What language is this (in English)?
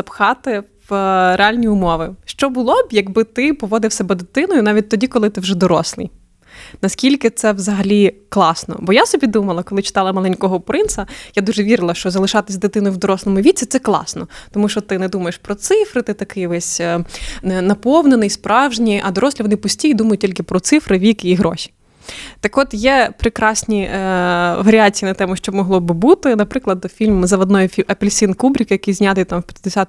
Ukrainian